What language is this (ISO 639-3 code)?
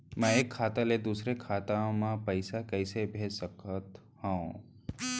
hne